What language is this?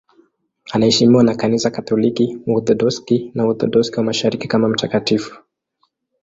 Swahili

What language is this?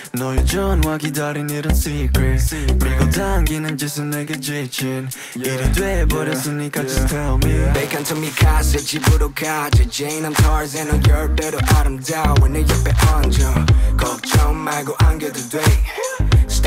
English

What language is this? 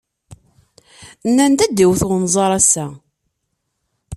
Kabyle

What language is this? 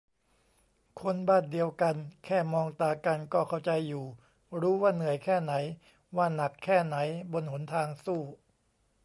Thai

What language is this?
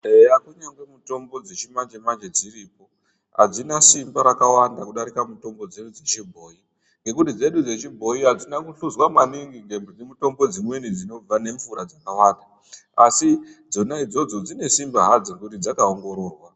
Ndau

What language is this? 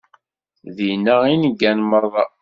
Kabyle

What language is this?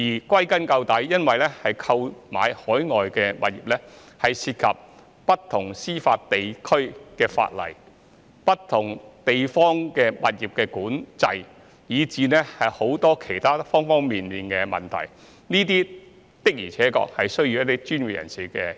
Cantonese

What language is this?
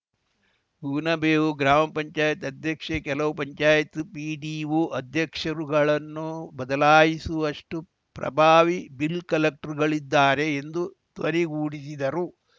Kannada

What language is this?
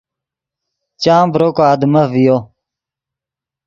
Yidgha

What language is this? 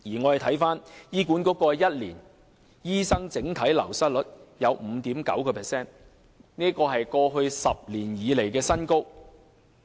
Cantonese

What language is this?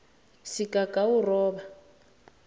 South Ndebele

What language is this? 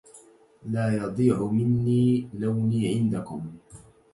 Arabic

